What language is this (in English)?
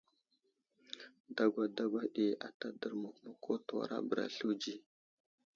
Wuzlam